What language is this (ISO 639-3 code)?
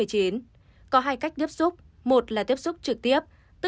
vie